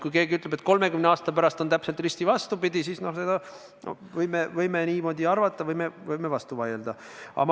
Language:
Estonian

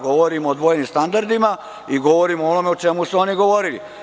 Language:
Serbian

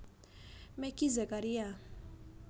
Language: Javanese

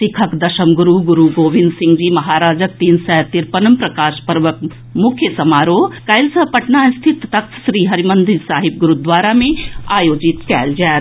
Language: Maithili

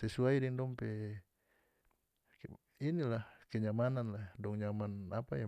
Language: North Moluccan Malay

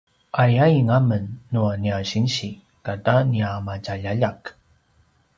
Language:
Paiwan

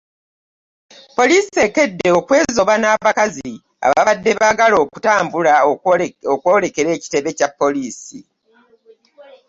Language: Ganda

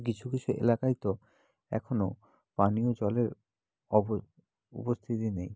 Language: Bangla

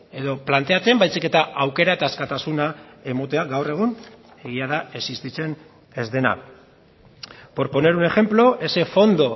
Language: Basque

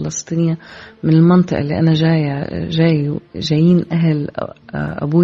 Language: Arabic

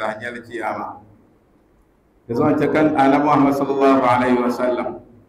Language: Arabic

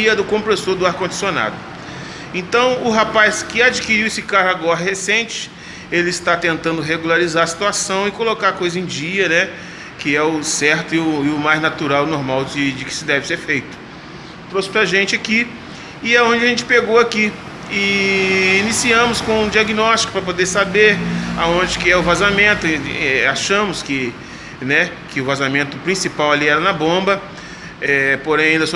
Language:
Portuguese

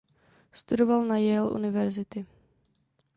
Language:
Czech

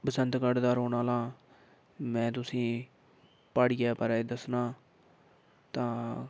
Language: Dogri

